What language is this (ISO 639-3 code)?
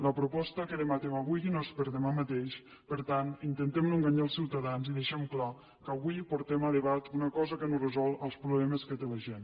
cat